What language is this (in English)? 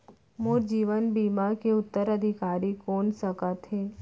Chhattisgarhi